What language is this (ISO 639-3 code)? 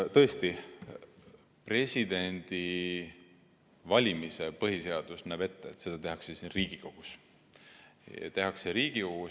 est